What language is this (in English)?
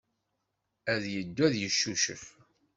Kabyle